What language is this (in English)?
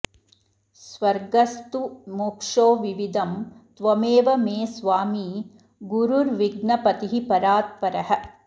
Sanskrit